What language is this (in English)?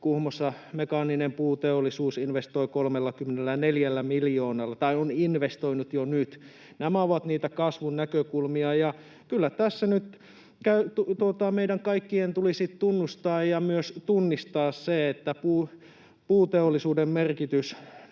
Finnish